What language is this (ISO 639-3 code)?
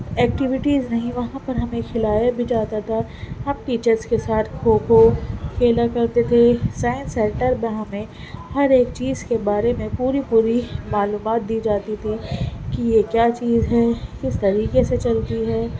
urd